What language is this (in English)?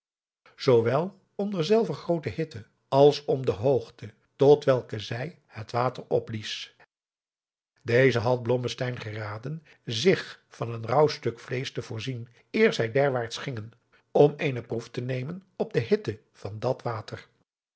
Dutch